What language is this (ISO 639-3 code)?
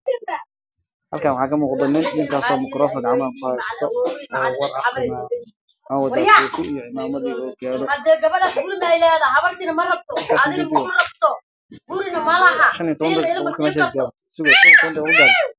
som